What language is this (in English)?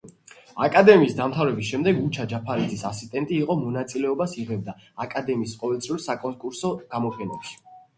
Georgian